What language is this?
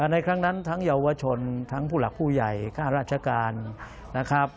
Thai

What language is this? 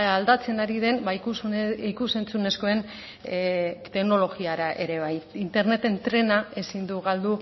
Basque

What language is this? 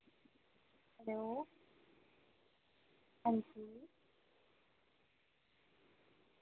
Dogri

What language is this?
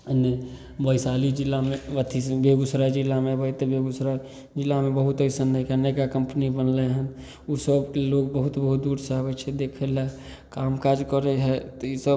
Maithili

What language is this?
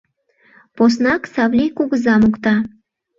Mari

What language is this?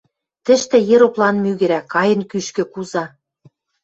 Western Mari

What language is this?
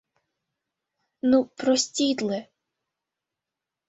Mari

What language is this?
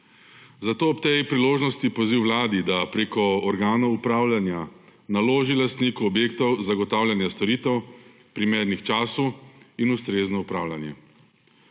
Slovenian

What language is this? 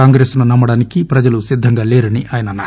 Telugu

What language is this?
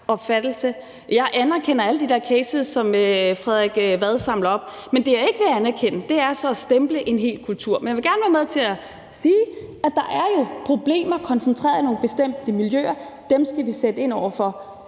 Danish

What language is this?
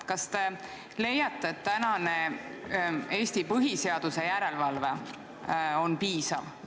Estonian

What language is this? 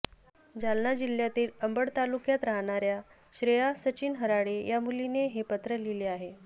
Marathi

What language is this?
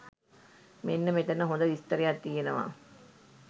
Sinhala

